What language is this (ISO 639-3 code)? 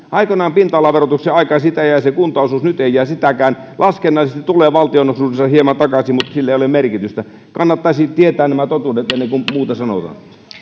fin